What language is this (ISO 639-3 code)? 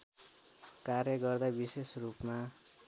nep